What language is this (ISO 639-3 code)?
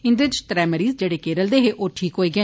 doi